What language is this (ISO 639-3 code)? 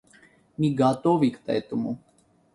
rus